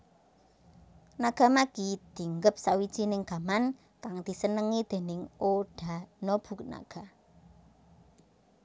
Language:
Javanese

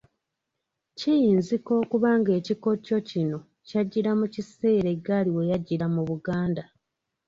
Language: Ganda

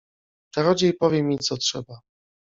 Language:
Polish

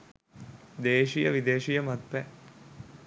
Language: Sinhala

